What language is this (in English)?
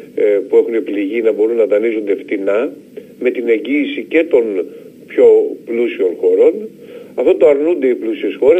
Greek